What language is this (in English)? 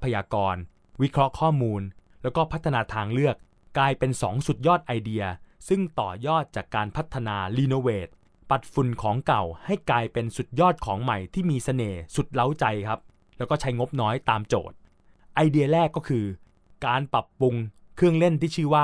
Thai